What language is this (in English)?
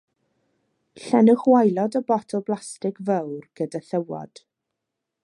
Welsh